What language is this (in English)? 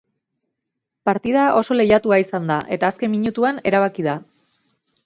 Basque